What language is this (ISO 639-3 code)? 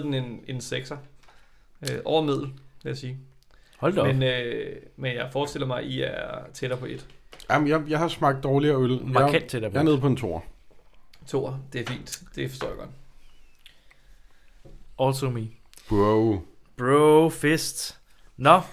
dan